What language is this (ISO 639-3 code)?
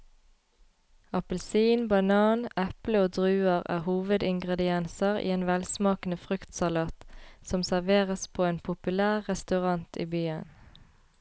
nor